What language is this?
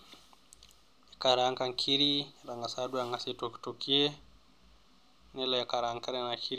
Masai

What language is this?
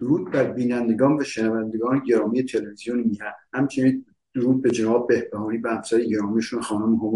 Persian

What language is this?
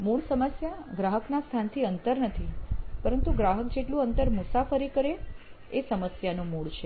Gujarati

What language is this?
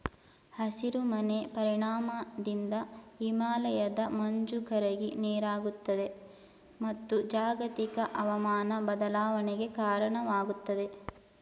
Kannada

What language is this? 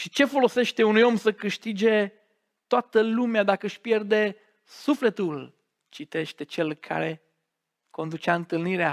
Romanian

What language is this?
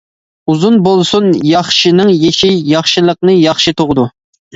Uyghur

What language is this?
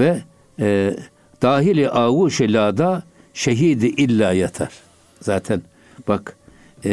Turkish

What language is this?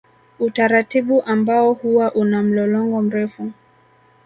Swahili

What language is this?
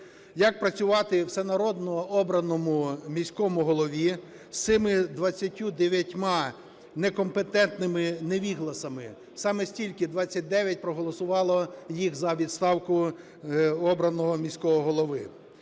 Ukrainian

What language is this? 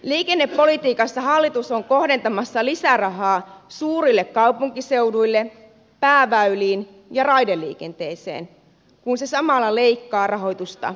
Finnish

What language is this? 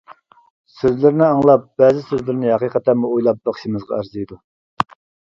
Uyghur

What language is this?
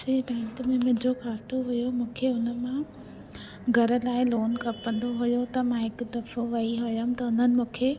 Sindhi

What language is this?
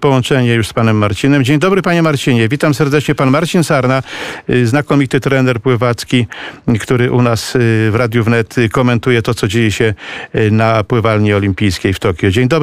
Polish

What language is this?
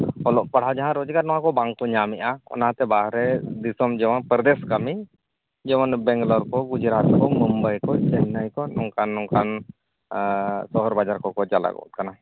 Santali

